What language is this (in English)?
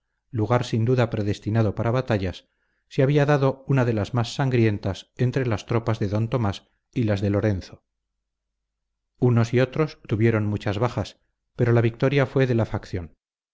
Spanish